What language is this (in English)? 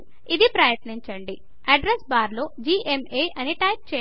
Telugu